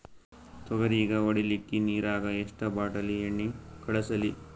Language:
Kannada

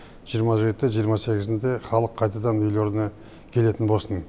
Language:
Kazakh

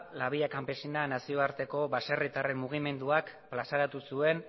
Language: Basque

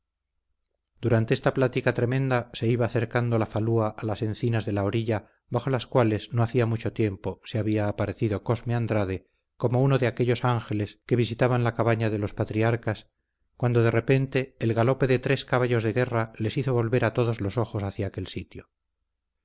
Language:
Spanish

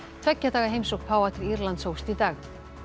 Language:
Icelandic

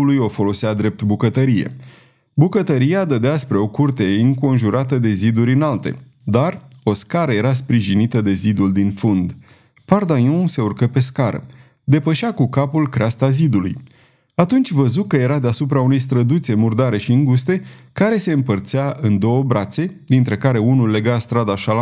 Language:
Romanian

